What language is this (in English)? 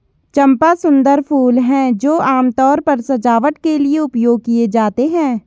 Hindi